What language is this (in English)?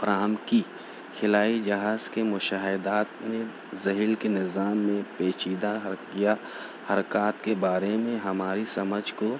Urdu